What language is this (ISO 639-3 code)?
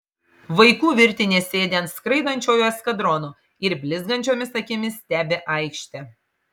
lit